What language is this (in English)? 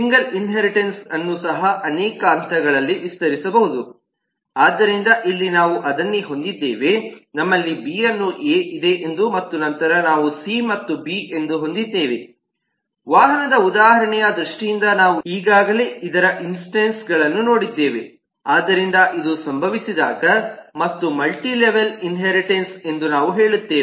Kannada